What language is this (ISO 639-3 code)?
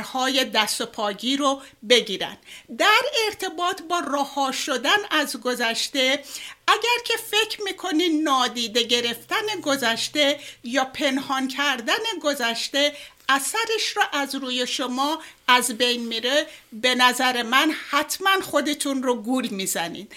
fas